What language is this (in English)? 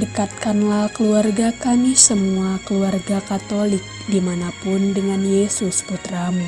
Indonesian